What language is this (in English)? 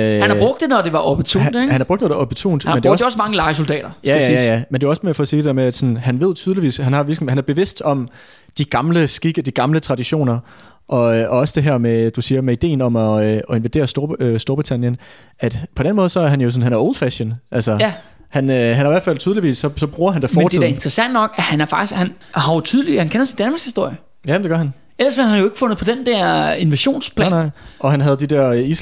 Danish